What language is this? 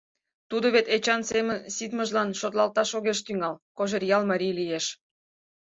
Mari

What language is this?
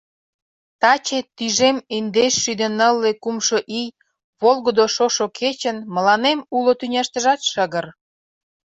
Mari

